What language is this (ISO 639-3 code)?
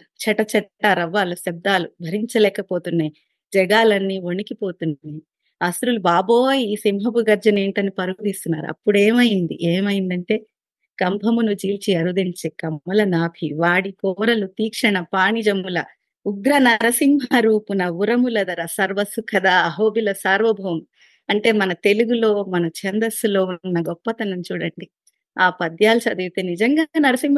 tel